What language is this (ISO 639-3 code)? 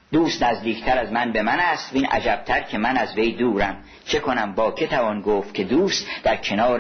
fas